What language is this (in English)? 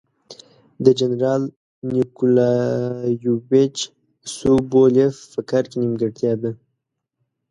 Pashto